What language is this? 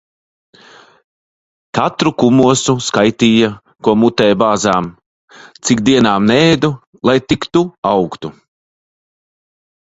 Latvian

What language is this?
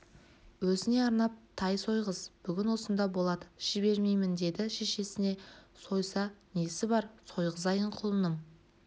Kazakh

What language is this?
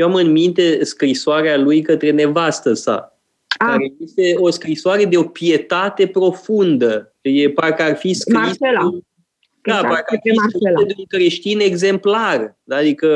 Romanian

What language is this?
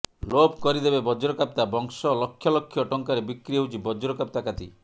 Odia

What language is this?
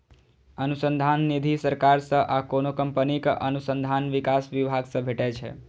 Maithili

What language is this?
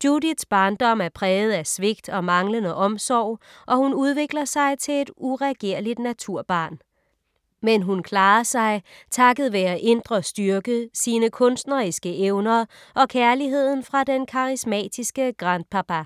Danish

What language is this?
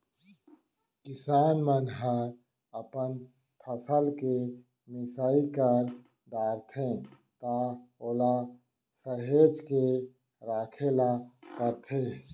Chhattisgarhi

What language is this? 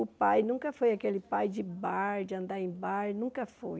Portuguese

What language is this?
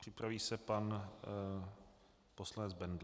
Czech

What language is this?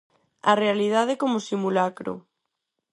Galician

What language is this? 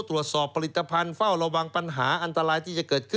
Thai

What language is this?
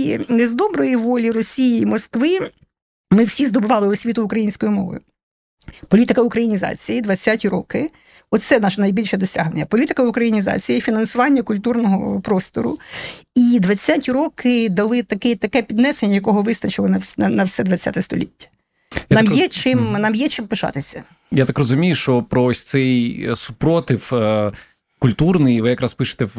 Ukrainian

